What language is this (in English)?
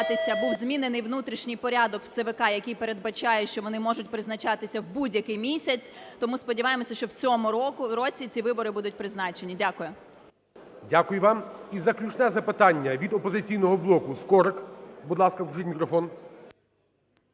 Ukrainian